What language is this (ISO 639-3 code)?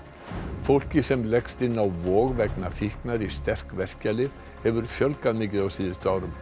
isl